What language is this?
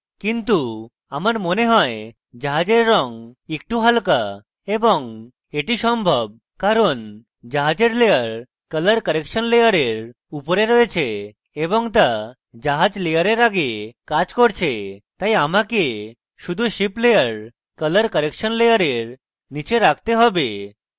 Bangla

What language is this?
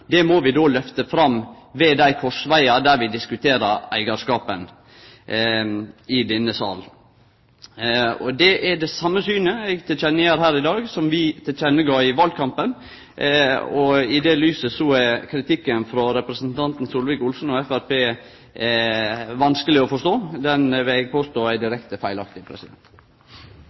Norwegian Nynorsk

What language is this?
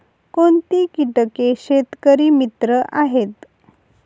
Marathi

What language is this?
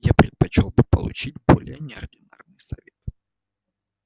Russian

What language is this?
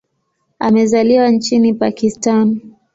Swahili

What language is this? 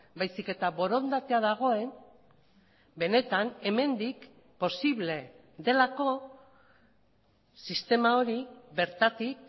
Basque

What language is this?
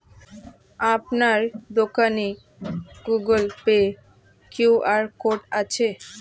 Bangla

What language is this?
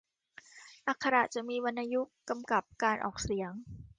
Thai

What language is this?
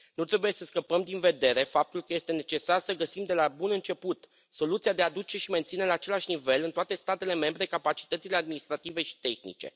Romanian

